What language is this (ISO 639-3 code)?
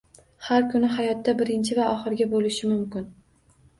uzb